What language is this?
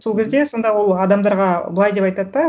Kazakh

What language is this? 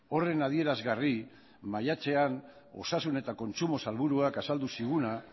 Basque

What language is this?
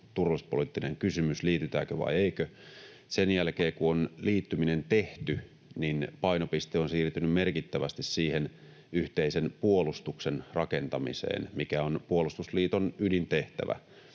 Finnish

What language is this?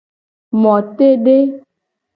Gen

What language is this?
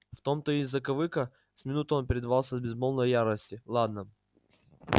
Russian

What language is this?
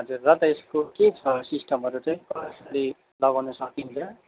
Nepali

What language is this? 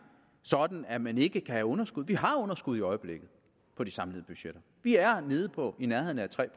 Danish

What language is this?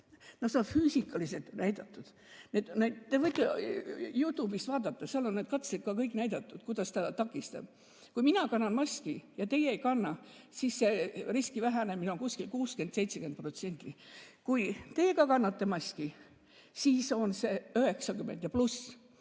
Estonian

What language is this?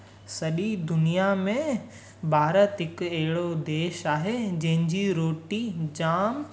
Sindhi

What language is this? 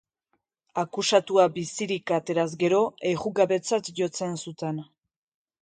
Basque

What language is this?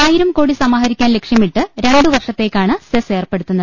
Malayalam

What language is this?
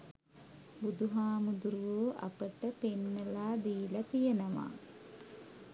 Sinhala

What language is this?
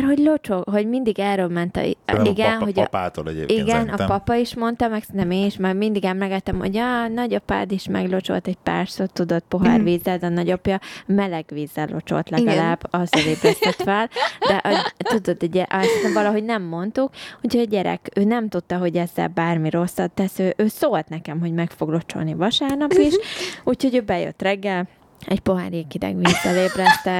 Hungarian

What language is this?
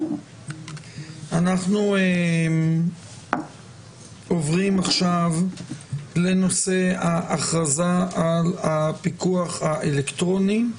Hebrew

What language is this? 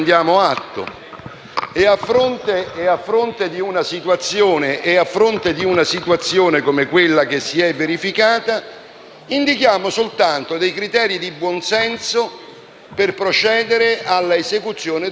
Italian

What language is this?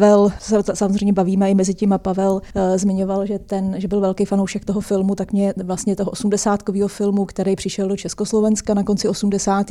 Czech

